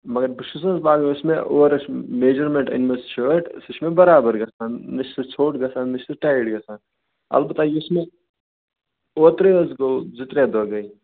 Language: Kashmiri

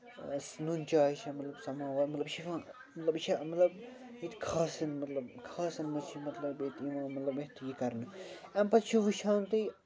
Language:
Kashmiri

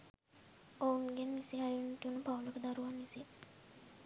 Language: Sinhala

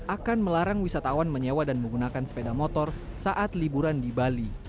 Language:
Indonesian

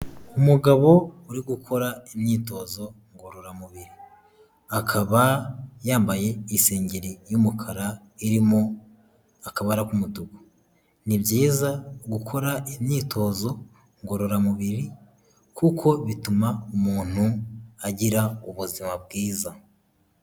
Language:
Kinyarwanda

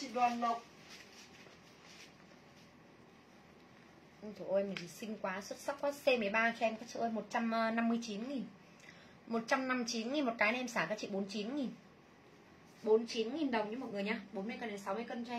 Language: Vietnamese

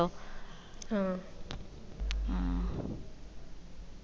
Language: Malayalam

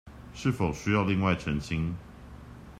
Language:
Chinese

